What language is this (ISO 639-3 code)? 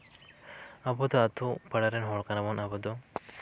sat